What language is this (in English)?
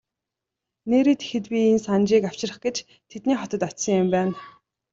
Mongolian